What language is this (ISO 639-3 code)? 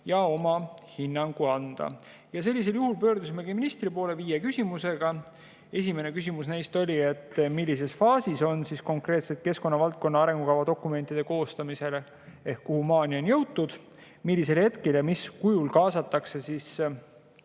est